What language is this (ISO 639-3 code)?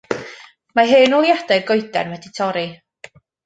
cym